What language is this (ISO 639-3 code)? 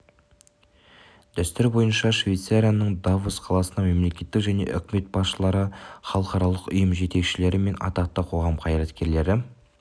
kaz